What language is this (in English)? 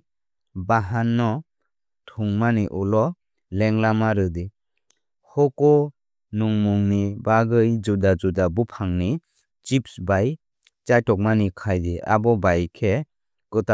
Kok Borok